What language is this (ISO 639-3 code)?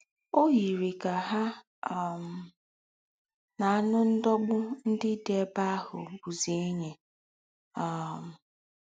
ibo